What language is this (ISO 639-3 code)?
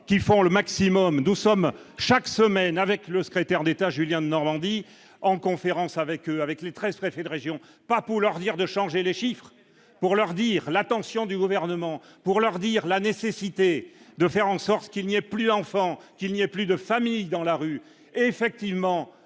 fra